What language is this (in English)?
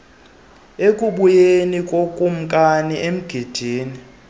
Xhosa